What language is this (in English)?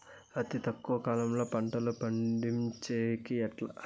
Telugu